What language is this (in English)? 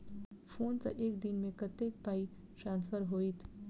Maithili